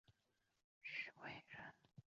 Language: Chinese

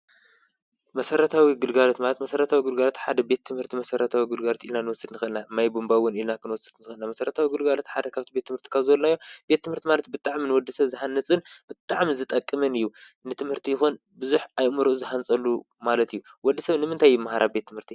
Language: Tigrinya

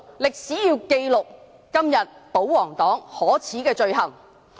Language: Cantonese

